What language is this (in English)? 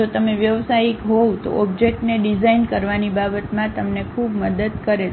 Gujarati